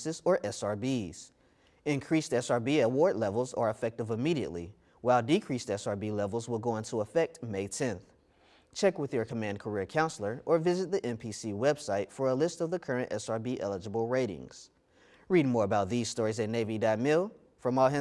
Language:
English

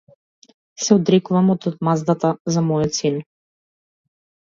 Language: Macedonian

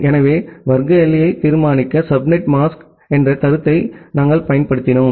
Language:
Tamil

